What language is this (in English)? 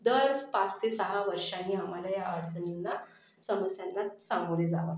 Marathi